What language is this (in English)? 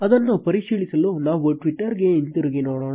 Kannada